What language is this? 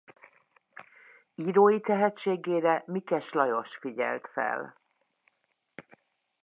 Hungarian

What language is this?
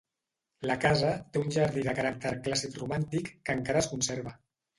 Catalan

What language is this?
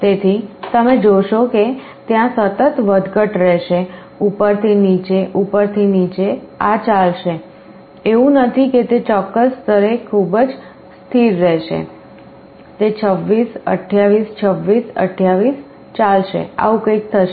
Gujarati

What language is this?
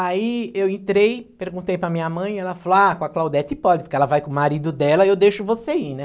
Portuguese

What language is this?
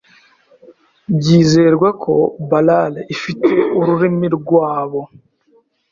Kinyarwanda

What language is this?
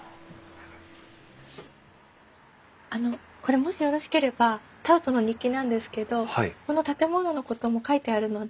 Japanese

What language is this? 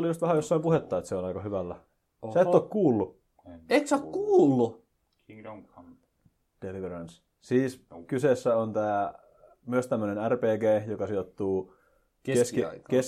Finnish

